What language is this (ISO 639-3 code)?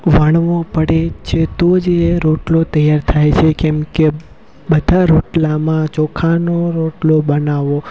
guj